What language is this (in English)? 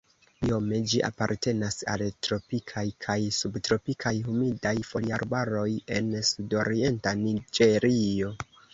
Esperanto